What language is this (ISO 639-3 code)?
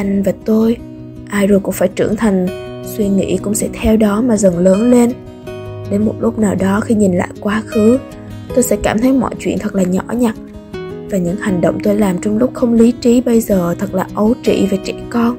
vie